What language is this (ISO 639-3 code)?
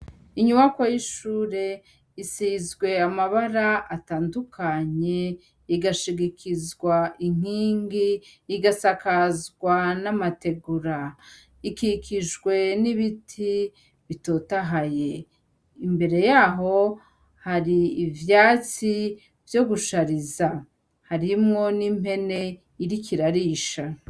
run